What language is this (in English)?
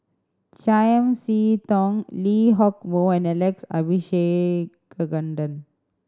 English